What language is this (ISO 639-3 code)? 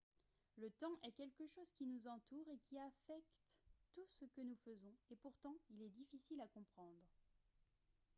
fra